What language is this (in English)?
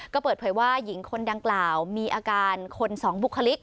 Thai